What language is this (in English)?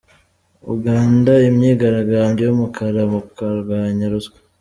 Kinyarwanda